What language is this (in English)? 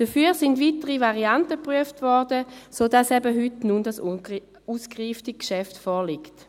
Swiss German